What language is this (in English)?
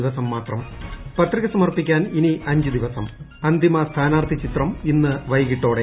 Malayalam